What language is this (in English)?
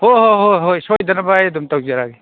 Manipuri